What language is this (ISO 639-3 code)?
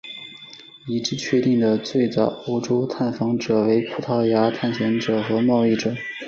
zho